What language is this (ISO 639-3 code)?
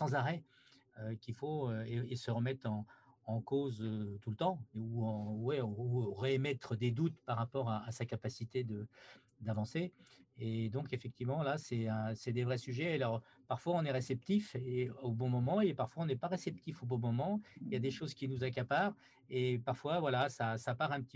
fra